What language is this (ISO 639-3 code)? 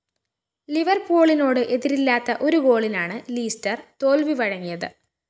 mal